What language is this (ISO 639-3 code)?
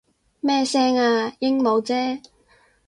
yue